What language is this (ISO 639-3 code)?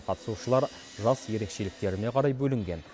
kaz